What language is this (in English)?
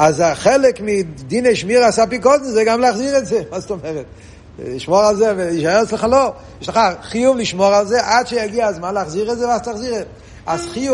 Hebrew